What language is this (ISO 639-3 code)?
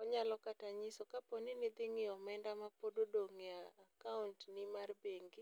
luo